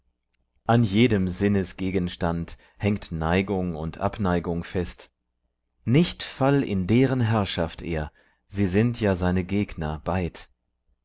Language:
German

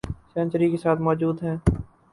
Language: Urdu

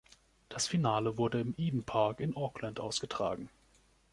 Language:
German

